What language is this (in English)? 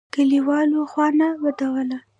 Pashto